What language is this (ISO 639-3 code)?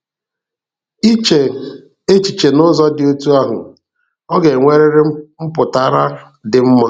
ibo